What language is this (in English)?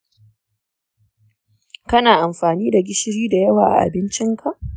Hausa